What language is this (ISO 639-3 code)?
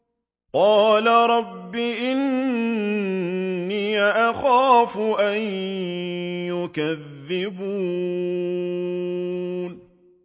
ara